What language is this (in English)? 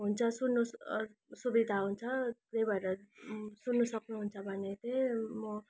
Nepali